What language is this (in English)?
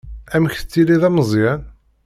Kabyle